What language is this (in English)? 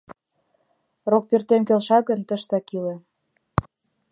Mari